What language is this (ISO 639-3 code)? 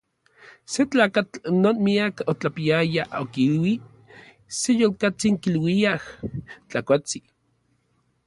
nlv